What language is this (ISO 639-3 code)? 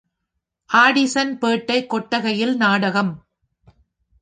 tam